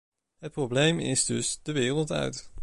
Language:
Dutch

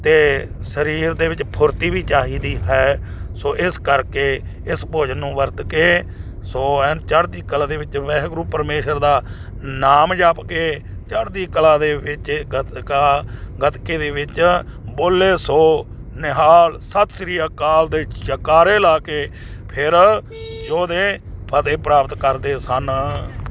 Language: Punjabi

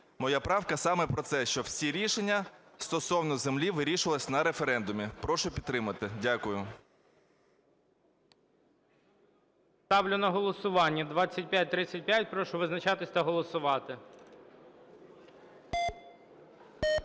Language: Ukrainian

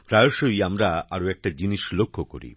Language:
Bangla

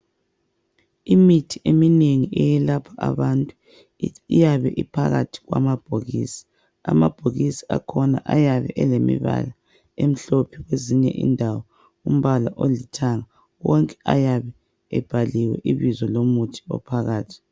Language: North Ndebele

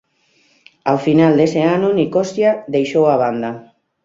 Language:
Galician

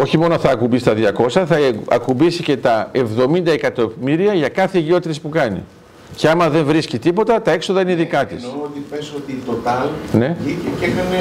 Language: Greek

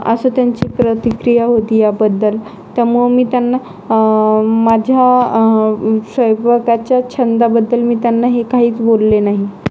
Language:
Marathi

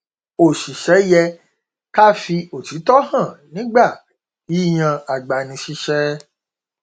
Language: Yoruba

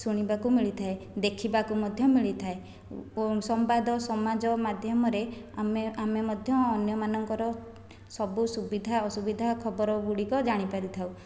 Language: Odia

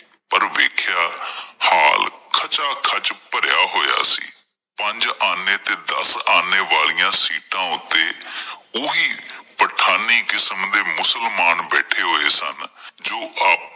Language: Punjabi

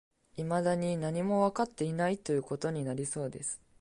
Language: Japanese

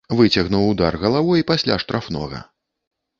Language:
Belarusian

